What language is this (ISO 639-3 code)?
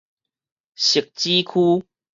nan